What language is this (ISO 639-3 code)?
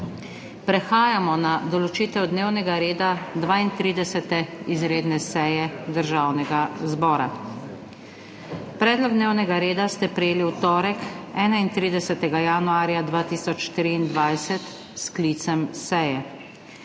slv